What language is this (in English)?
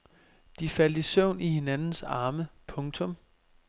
Danish